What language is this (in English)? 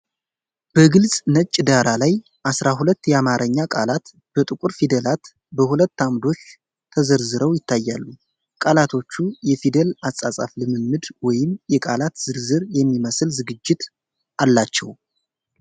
Amharic